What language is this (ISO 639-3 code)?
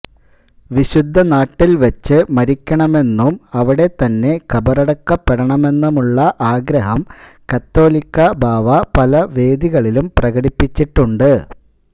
mal